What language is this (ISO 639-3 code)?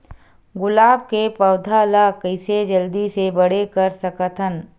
hne